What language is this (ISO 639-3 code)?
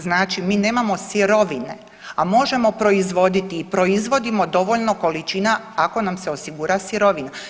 hrv